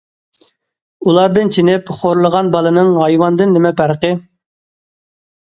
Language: Uyghur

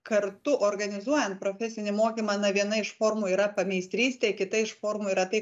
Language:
Lithuanian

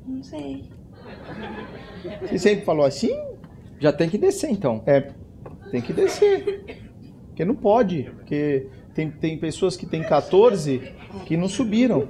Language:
Portuguese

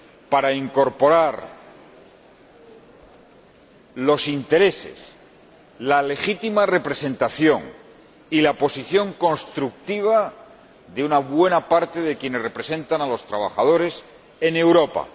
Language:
Spanish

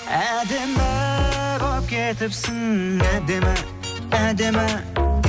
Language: Kazakh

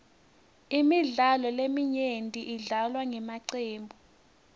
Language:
Swati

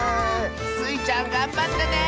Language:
Japanese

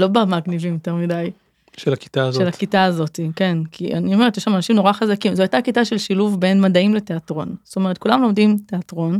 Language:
Hebrew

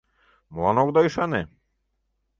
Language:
Mari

